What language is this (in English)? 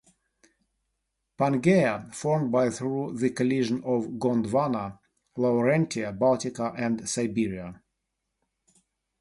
English